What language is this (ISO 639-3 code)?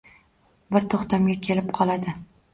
uzb